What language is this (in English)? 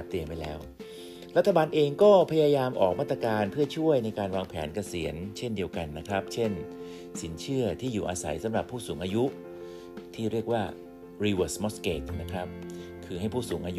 Thai